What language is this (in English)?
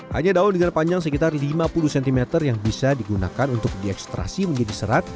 Indonesian